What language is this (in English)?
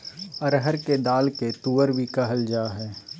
Magahi